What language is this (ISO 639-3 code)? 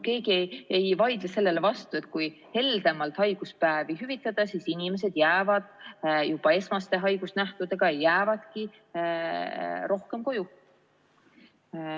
est